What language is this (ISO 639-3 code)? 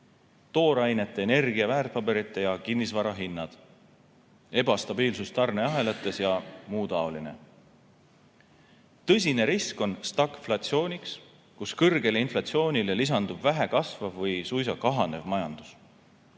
est